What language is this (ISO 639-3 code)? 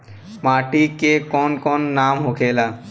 bho